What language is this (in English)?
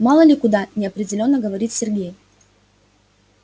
Russian